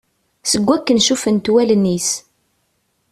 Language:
Kabyle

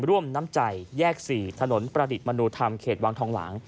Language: Thai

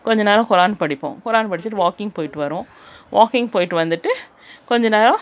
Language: Tamil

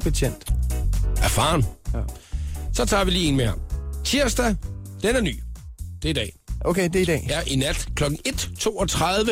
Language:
Danish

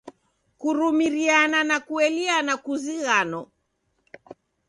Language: Taita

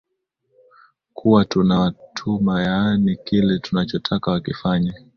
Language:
Swahili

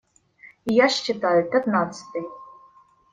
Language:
Russian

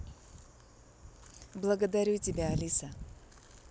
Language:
Russian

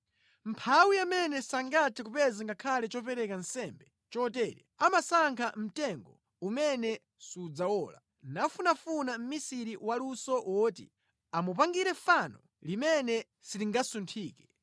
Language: Nyanja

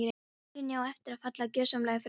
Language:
Icelandic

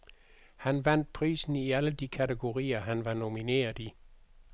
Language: Danish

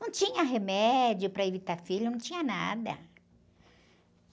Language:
Portuguese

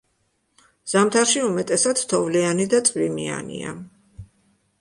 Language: Georgian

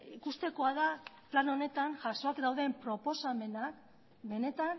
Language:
Basque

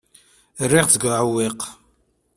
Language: Kabyle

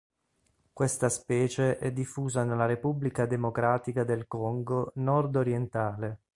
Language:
Italian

